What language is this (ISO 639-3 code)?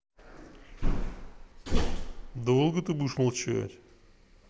rus